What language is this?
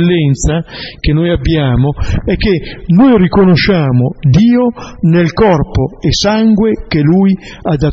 Italian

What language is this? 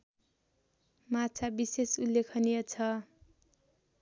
Nepali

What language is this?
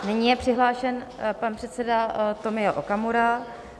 Czech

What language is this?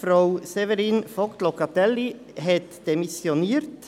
Swiss German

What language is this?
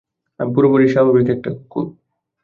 Bangla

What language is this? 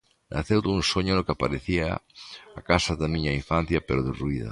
Galician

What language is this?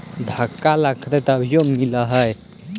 Magahi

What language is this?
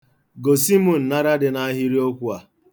Igbo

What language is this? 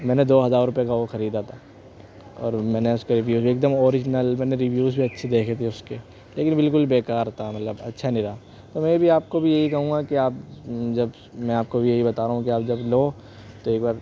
Urdu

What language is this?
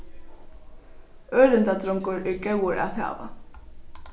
Faroese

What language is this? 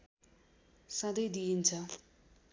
Nepali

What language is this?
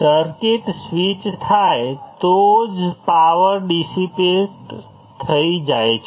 Gujarati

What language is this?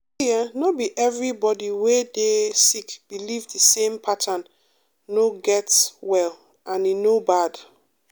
Nigerian Pidgin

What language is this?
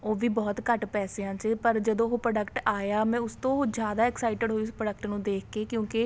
Punjabi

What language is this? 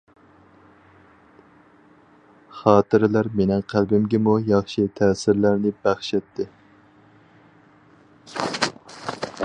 Uyghur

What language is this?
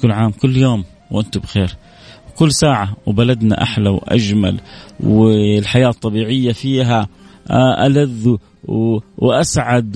Arabic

